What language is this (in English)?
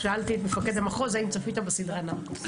Hebrew